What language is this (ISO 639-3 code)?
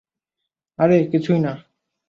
ben